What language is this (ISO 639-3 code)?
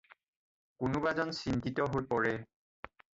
asm